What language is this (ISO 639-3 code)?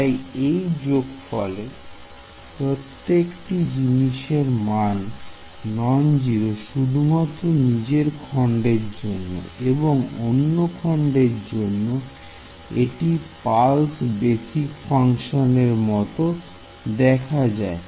ben